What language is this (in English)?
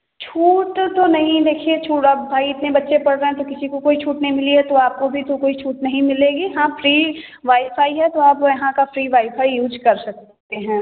Hindi